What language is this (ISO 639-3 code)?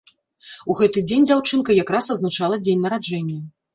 bel